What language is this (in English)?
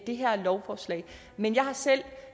Danish